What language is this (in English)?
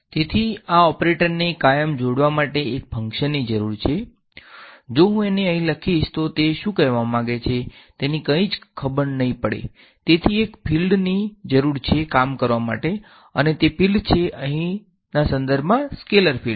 Gujarati